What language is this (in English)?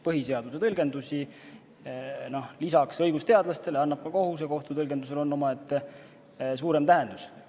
Estonian